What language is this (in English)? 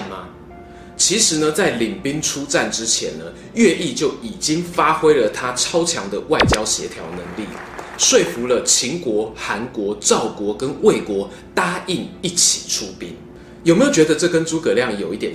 Chinese